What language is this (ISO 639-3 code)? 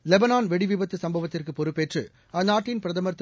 tam